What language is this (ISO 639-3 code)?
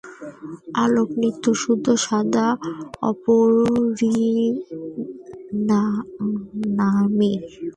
ben